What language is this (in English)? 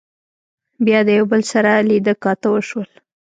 Pashto